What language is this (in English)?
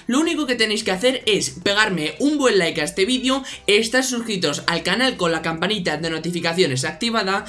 Spanish